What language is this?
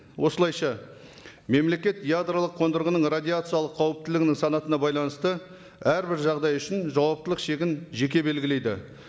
Kazakh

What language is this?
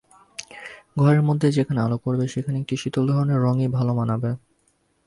Bangla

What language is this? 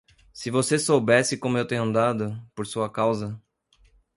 Portuguese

